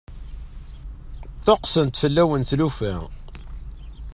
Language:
Kabyle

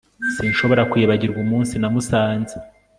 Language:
Kinyarwanda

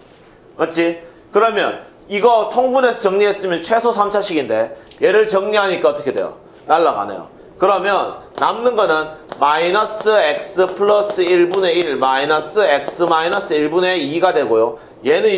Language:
Korean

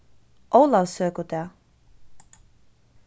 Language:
Faroese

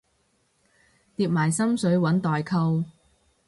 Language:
Cantonese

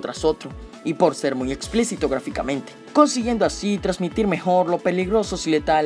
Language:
Spanish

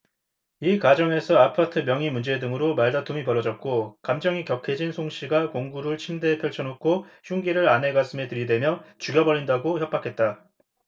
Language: Korean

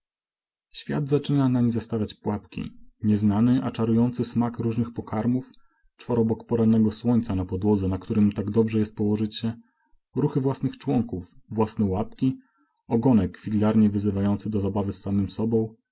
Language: Polish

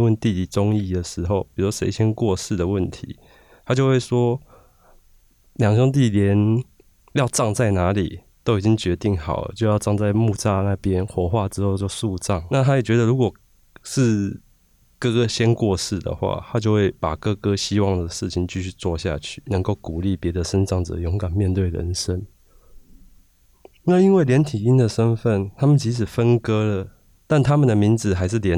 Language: Chinese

